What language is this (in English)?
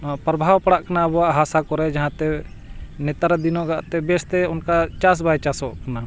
Santali